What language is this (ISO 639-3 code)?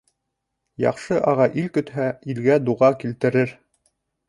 bak